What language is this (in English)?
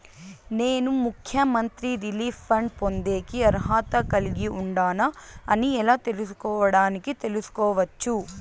Telugu